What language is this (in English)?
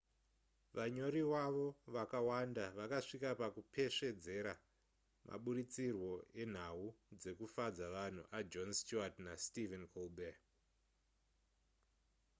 Shona